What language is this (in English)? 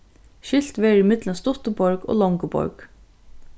Faroese